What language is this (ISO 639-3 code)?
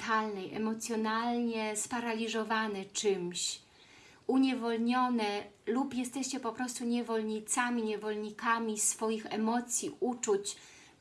pol